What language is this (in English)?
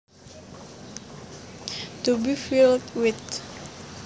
Javanese